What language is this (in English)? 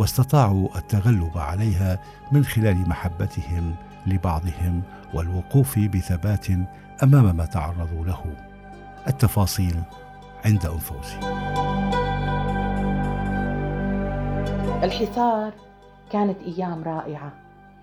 Arabic